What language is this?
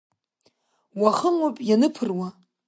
Abkhazian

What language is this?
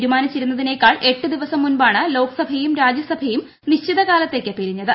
Malayalam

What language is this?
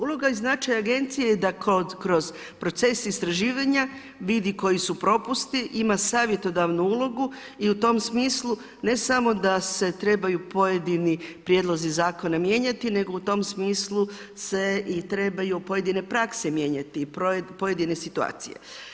Croatian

